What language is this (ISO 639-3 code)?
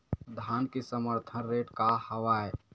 hne